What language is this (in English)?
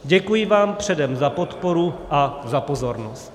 Czech